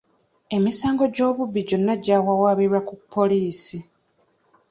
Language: Ganda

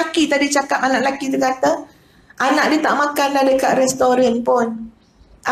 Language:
Malay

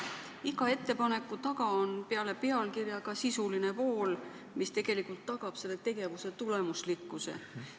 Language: Estonian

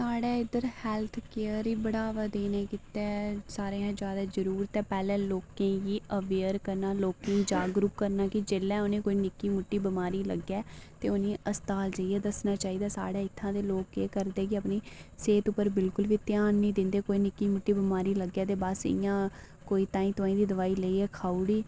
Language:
Dogri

